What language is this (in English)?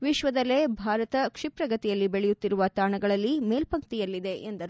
Kannada